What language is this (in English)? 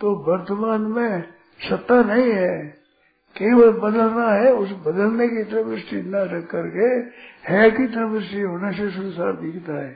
Hindi